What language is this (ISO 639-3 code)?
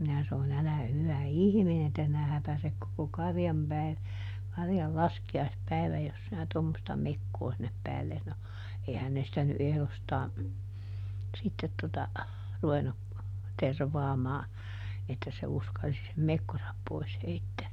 fin